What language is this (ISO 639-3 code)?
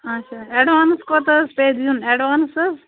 kas